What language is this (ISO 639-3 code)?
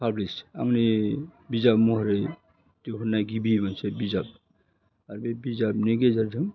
brx